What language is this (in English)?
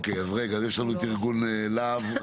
Hebrew